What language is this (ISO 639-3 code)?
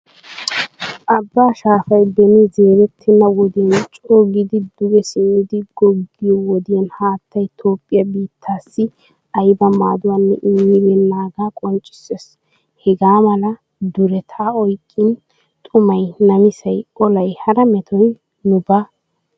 wal